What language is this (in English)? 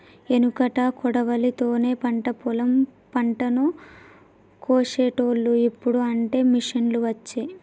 Telugu